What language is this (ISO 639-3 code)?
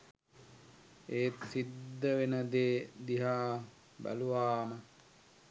sin